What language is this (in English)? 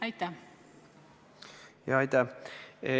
Estonian